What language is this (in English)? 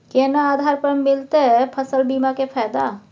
Maithili